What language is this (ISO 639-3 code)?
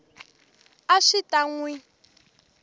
tso